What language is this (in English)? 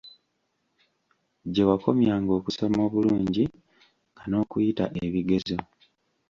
Ganda